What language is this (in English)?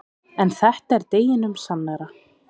Icelandic